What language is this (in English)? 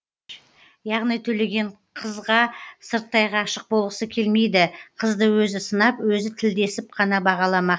Kazakh